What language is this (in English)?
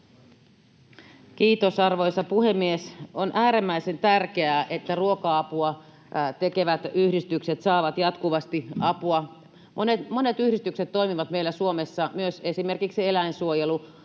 Finnish